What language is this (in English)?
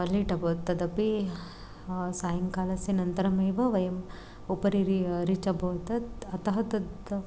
Sanskrit